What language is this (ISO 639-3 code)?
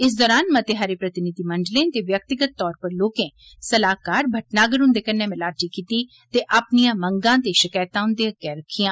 doi